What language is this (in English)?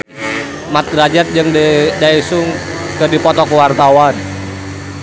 Sundanese